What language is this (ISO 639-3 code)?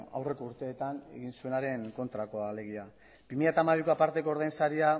eus